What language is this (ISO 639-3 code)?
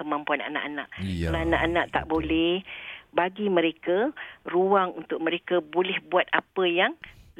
msa